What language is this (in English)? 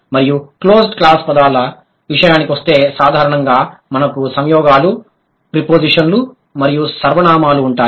Telugu